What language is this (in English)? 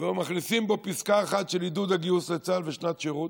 Hebrew